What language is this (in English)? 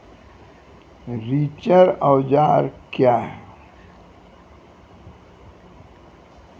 Maithili